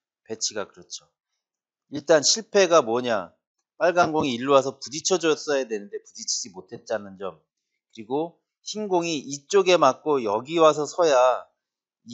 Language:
Korean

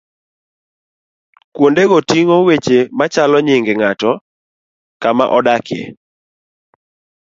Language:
Luo (Kenya and Tanzania)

